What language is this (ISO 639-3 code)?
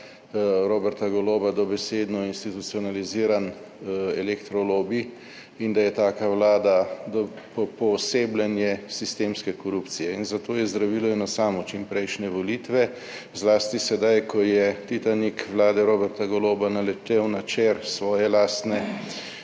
slv